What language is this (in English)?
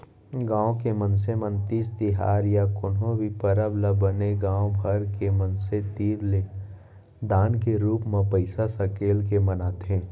Chhattisgarhi